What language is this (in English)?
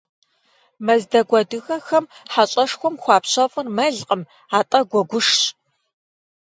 Kabardian